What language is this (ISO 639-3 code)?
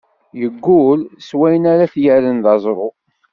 kab